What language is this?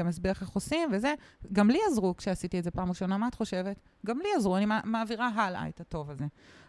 Hebrew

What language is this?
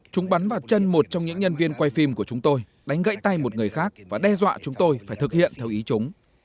Vietnamese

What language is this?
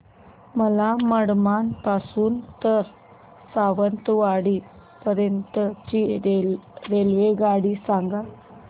Marathi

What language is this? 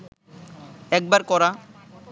Bangla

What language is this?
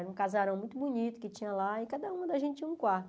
Portuguese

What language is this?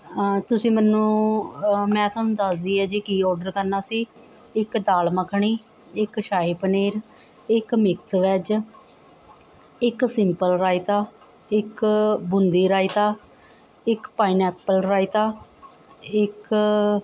Punjabi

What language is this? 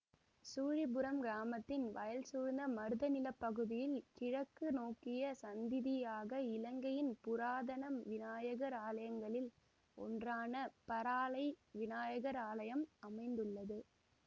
Tamil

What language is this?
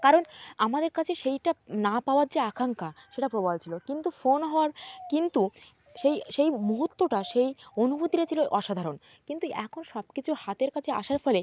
Bangla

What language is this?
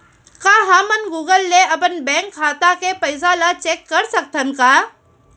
Chhattisgarhi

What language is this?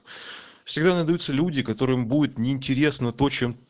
Russian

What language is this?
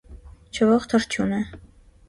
Armenian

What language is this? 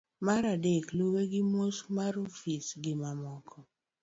Luo (Kenya and Tanzania)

